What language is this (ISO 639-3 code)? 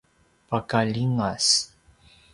pwn